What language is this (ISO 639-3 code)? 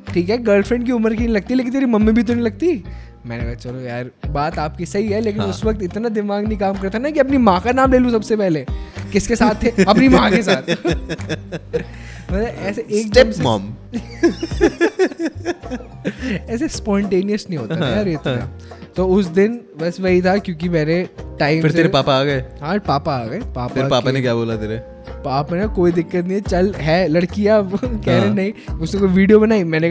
hin